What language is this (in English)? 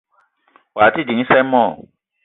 Eton (Cameroon)